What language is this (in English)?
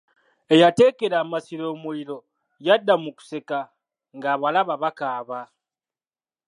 Ganda